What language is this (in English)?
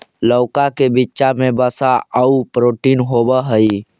Magahi